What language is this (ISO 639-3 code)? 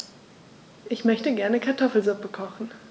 deu